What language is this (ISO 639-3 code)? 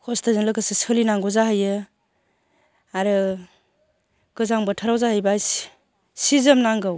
brx